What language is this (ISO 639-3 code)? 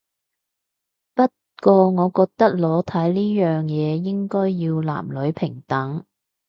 yue